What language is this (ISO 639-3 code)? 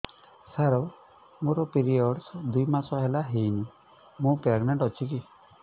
ori